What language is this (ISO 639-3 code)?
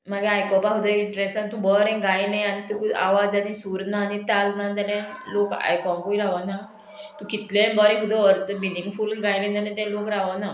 kok